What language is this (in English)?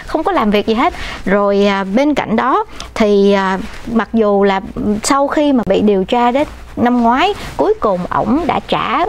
Vietnamese